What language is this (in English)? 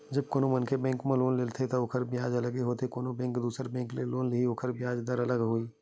Chhattisgarhi